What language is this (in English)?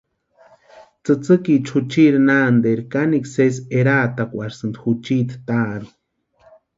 Western Highland Purepecha